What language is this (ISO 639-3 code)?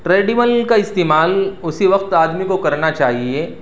urd